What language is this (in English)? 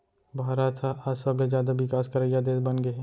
Chhattisgarhi